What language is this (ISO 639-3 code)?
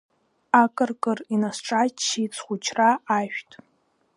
abk